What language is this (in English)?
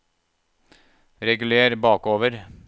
Norwegian